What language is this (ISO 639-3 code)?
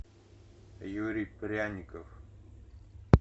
rus